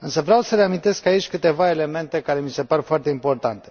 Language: Romanian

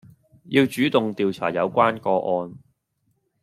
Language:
Cantonese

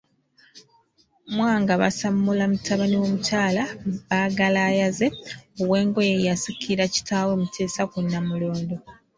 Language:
Ganda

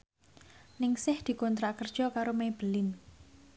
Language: Javanese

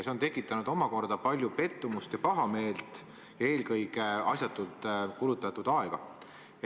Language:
Estonian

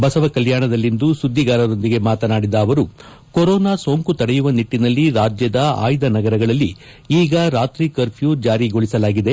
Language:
Kannada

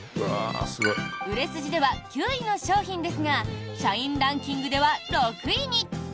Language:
Japanese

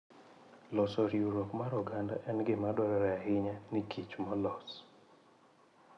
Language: Luo (Kenya and Tanzania)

